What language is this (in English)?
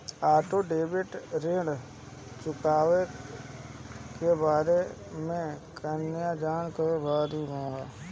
Bhojpuri